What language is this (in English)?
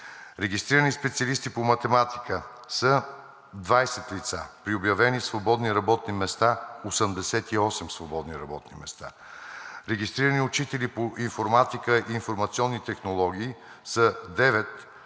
Bulgarian